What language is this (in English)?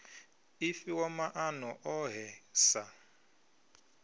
Venda